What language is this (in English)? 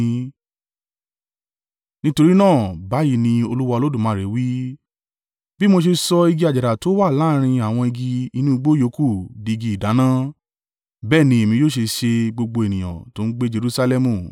Yoruba